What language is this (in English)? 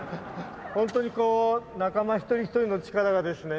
Japanese